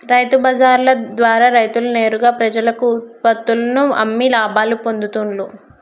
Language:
Telugu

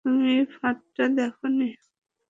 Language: Bangla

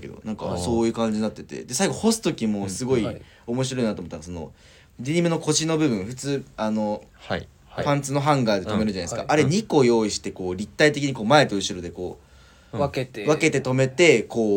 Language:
Japanese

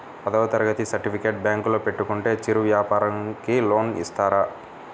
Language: Telugu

